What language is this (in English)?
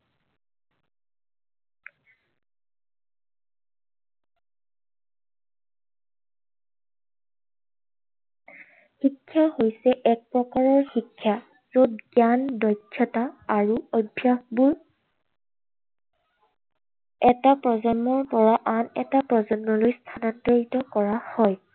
Assamese